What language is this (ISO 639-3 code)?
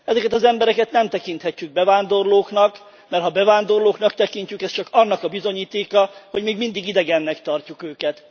hun